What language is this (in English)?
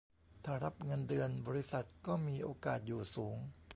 Thai